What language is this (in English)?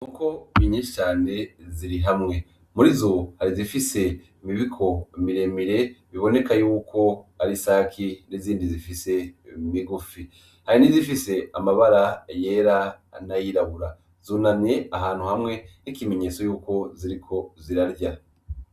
Rundi